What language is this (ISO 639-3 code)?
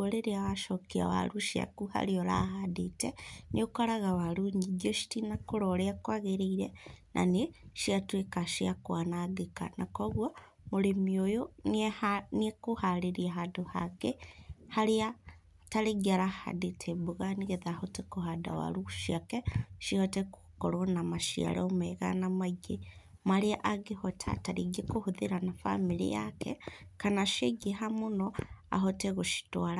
kik